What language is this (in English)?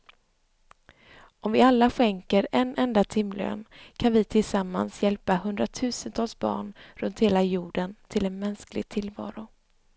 Swedish